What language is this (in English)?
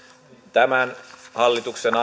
Finnish